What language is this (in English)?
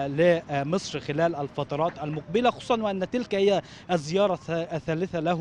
Arabic